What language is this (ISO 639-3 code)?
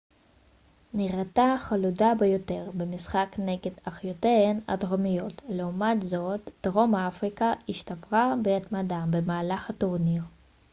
heb